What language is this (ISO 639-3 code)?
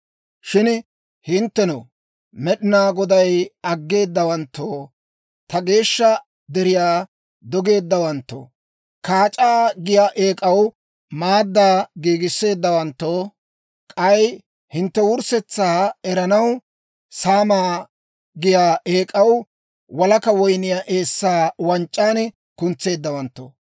dwr